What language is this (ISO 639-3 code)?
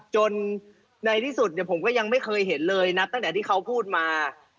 tha